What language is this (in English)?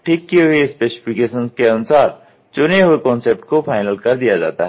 Hindi